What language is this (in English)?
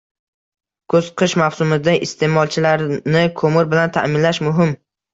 Uzbek